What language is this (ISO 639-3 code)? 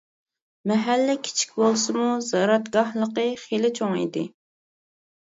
uig